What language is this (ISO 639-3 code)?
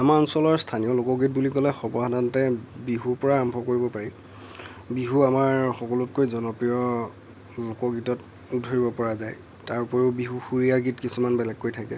asm